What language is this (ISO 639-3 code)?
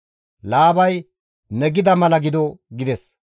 gmv